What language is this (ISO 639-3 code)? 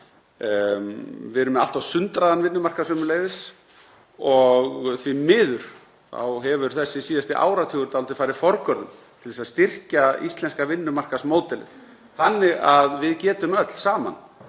isl